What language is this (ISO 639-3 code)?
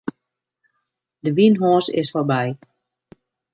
fry